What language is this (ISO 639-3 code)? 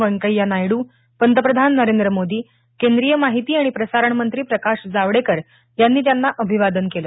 mar